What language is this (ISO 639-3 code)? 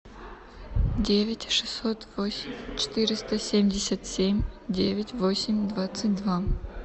rus